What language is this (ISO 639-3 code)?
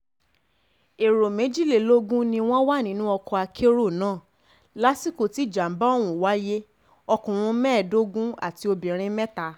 yor